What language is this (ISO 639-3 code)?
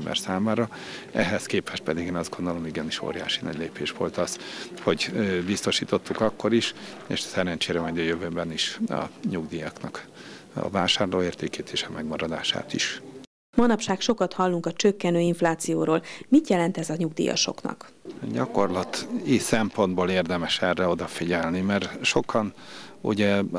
hun